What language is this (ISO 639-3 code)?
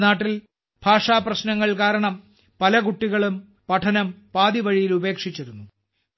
mal